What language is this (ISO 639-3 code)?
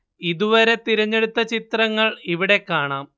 mal